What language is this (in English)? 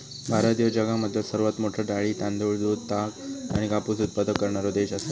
Marathi